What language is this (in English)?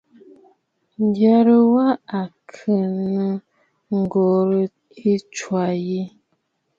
Bafut